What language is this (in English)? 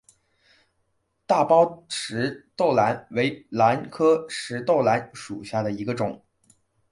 Chinese